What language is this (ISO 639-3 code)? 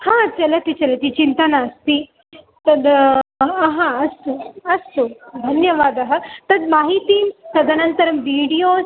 san